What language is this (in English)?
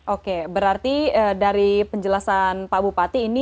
Indonesian